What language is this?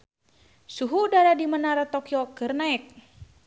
Sundanese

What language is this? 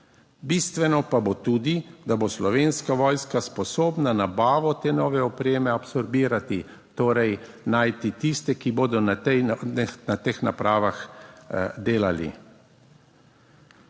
Slovenian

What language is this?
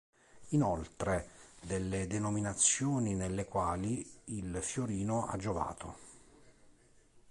Italian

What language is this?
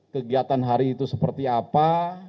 Indonesian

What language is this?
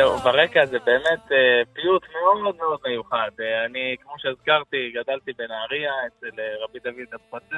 Hebrew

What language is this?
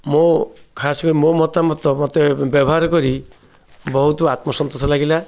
Odia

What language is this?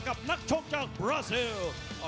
Thai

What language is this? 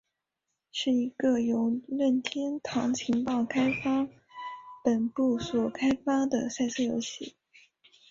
Chinese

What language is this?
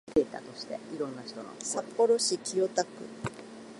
Japanese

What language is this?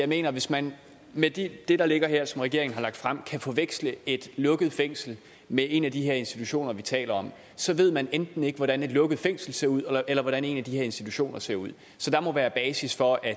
Danish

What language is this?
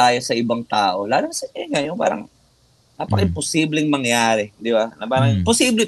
Filipino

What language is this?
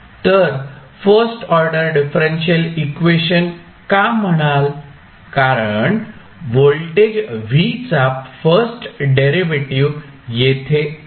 Marathi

